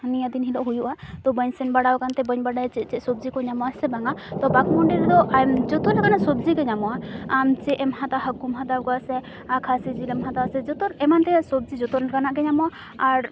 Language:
Santali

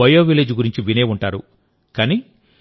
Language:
Telugu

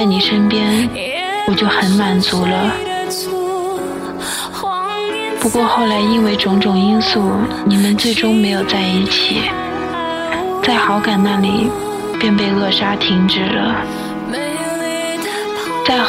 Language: Chinese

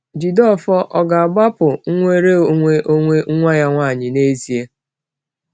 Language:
Igbo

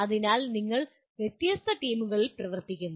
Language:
Malayalam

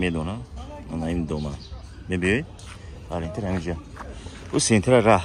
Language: Turkish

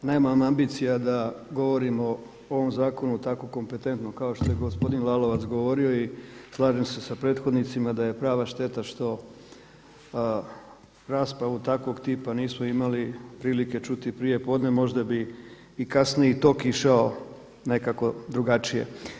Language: Croatian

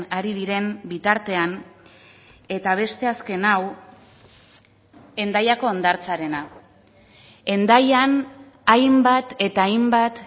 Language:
Basque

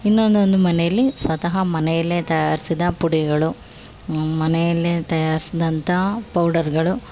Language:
Kannada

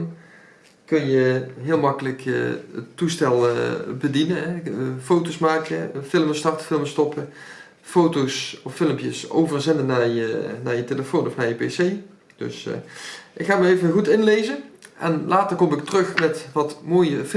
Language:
Dutch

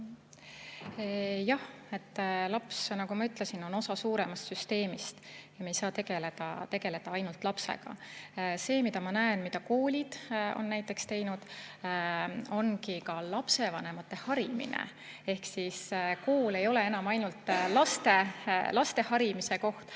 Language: Estonian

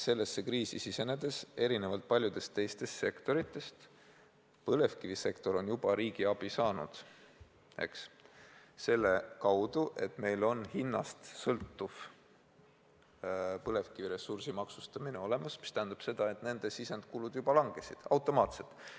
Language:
Estonian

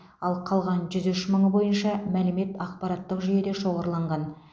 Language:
Kazakh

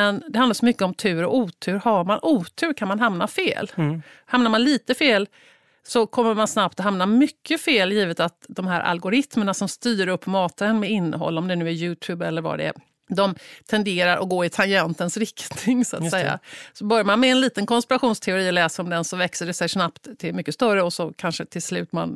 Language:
Swedish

